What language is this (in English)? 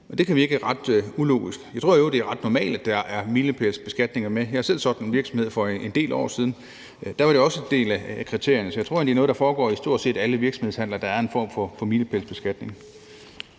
Danish